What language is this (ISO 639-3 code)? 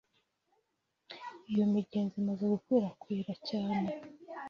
kin